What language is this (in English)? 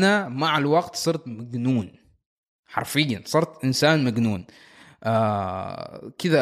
Arabic